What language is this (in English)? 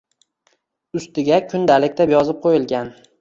Uzbek